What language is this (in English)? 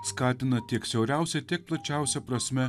Lithuanian